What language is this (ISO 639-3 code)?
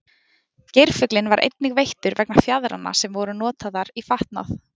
isl